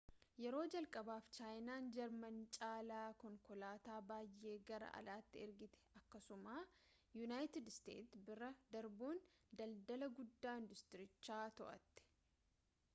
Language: Oromo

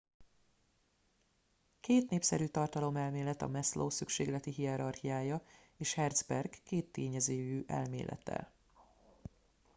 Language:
Hungarian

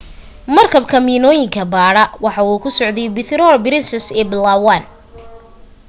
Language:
Somali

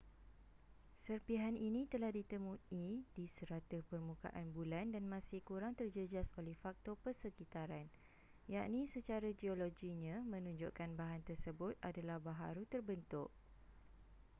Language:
Malay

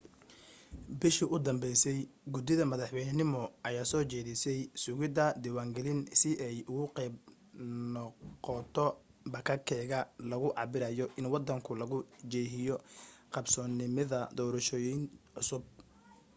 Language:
Somali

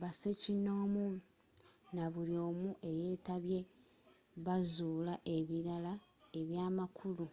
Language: Ganda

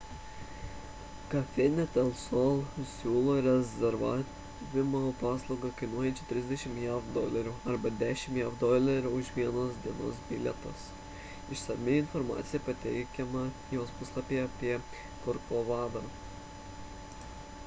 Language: Lithuanian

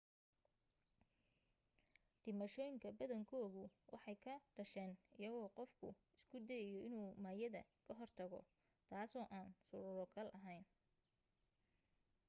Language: Somali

